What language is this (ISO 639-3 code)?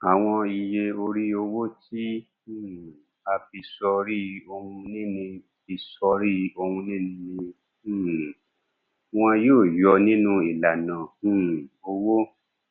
yor